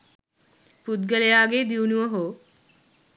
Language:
Sinhala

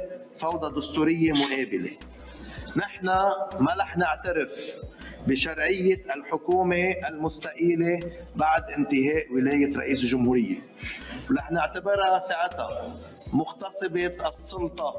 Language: Arabic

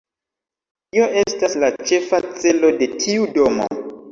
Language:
Esperanto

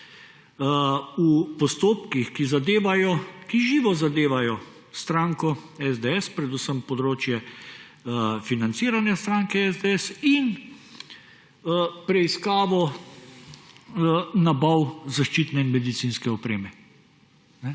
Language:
Slovenian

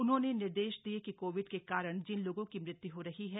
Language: Hindi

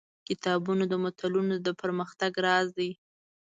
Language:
Pashto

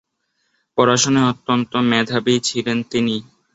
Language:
Bangla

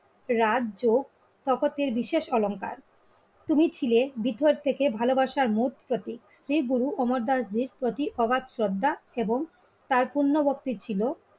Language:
Bangla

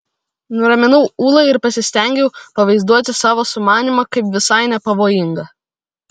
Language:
Lithuanian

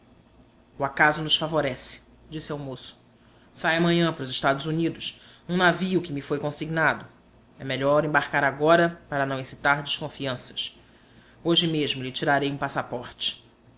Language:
Portuguese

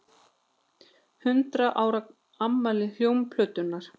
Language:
Icelandic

